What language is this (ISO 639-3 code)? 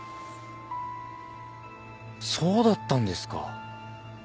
jpn